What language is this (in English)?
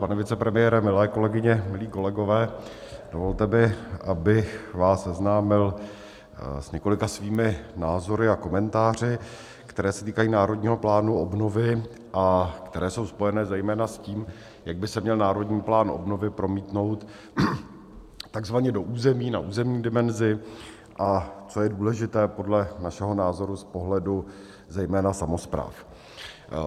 Czech